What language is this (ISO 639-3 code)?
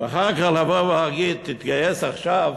heb